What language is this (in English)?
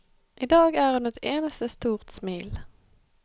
Norwegian